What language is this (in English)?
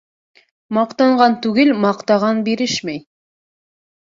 Bashkir